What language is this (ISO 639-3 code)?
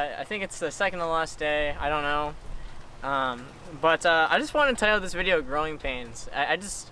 eng